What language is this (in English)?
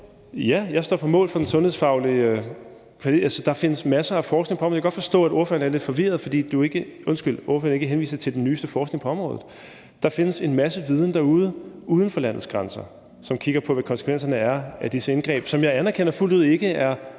Danish